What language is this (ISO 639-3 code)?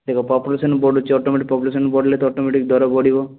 ori